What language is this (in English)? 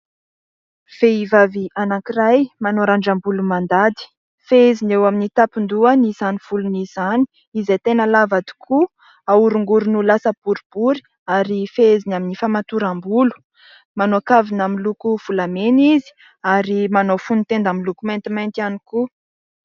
Malagasy